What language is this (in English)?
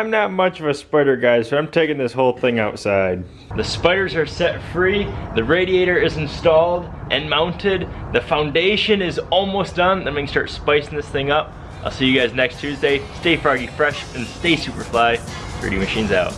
English